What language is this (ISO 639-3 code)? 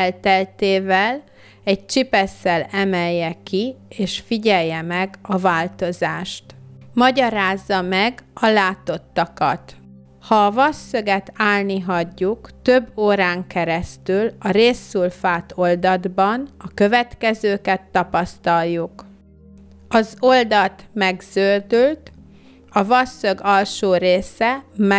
hun